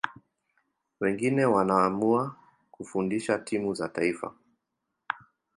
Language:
Swahili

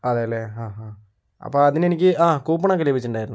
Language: Malayalam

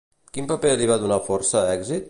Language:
Catalan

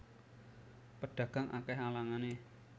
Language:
Javanese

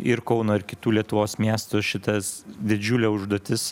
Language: Lithuanian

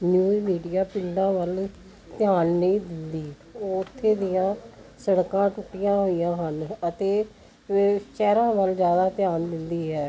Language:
Punjabi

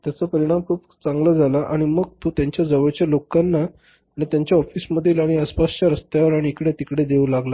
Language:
Marathi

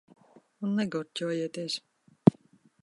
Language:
Latvian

